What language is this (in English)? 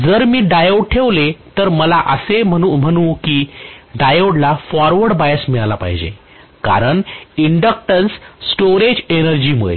Marathi